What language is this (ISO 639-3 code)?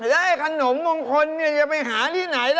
tha